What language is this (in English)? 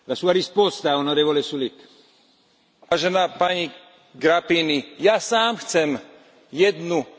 Slovak